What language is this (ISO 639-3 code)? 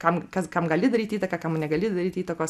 lit